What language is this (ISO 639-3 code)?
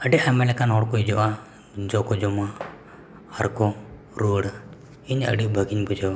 sat